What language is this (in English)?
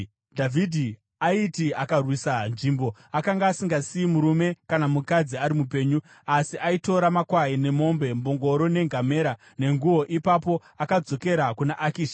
Shona